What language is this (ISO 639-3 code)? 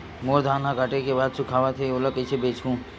hne